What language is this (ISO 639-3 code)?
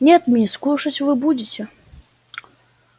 rus